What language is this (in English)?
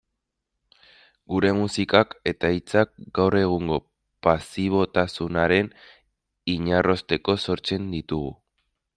Basque